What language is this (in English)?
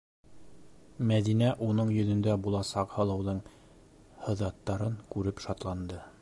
Bashkir